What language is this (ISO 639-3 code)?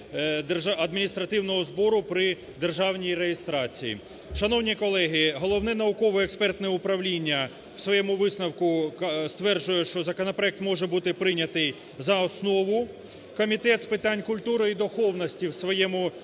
ukr